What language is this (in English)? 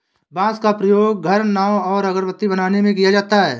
Hindi